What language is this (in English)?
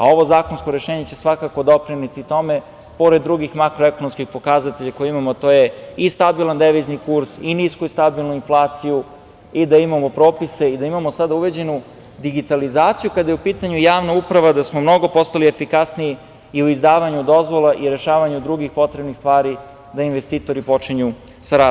Serbian